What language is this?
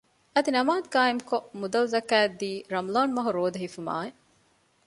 Divehi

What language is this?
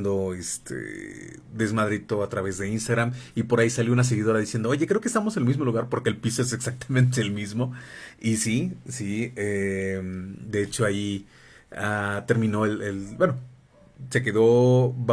Spanish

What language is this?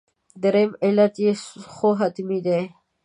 Pashto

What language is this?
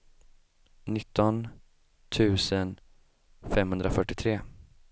Swedish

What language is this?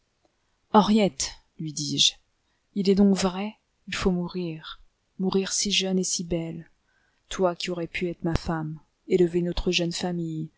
French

